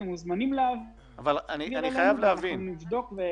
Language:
Hebrew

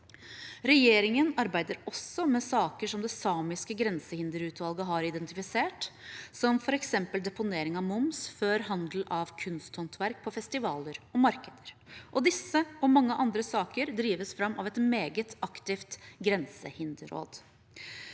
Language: Norwegian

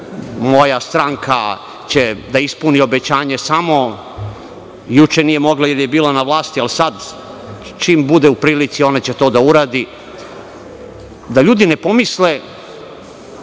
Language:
Serbian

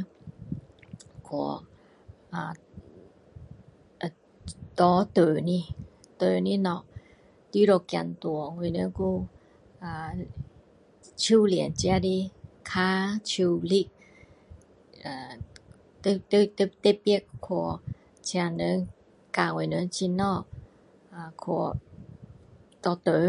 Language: Min Dong Chinese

